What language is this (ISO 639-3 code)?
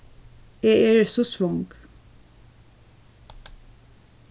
fao